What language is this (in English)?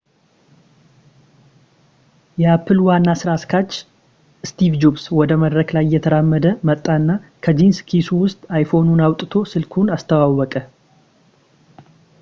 Amharic